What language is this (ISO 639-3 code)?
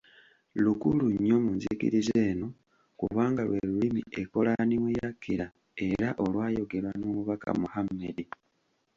lug